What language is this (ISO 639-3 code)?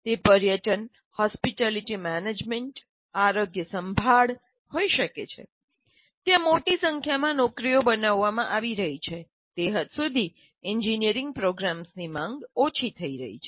guj